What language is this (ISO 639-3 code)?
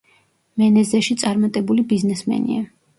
kat